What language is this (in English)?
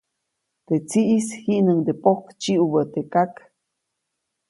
Copainalá Zoque